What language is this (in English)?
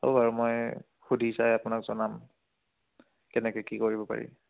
Assamese